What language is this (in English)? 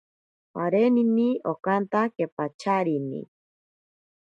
Ashéninka Perené